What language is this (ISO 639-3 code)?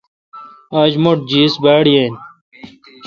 xka